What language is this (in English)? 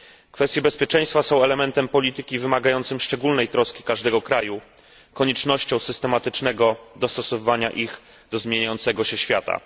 Polish